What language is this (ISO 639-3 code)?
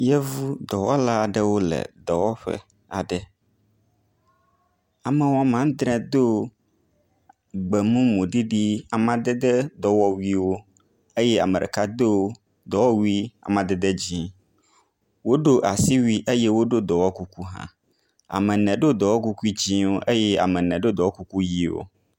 ewe